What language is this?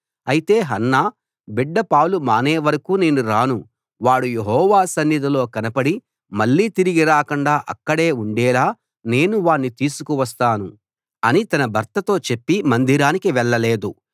Telugu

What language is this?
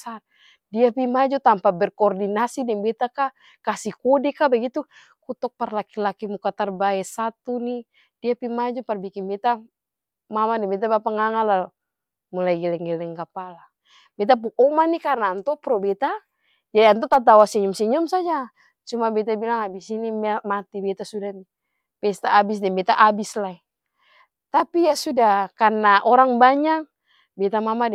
Ambonese Malay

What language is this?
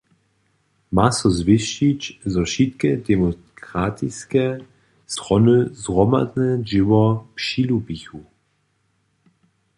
Upper Sorbian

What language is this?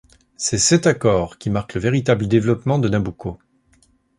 French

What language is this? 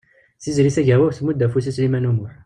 Kabyle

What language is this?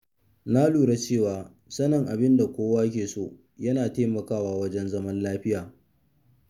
Hausa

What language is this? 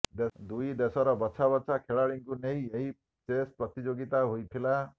Odia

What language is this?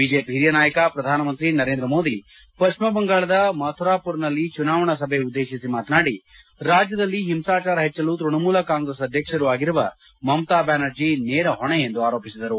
Kannada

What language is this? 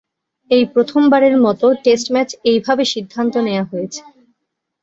Bangla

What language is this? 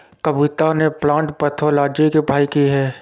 Hindi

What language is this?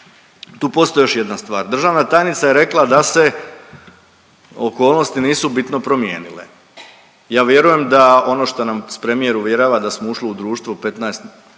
Croatian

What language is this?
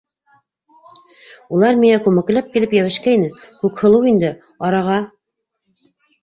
Bashkir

